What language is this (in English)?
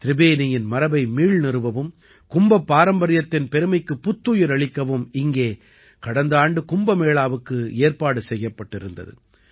Tamil